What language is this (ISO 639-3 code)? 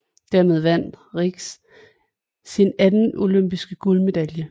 dan